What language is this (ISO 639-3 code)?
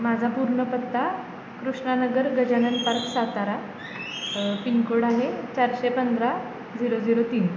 mar